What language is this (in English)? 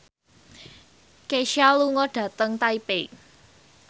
Javanese